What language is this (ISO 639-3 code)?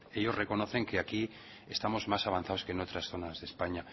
spa